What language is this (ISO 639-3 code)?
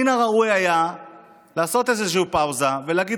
heb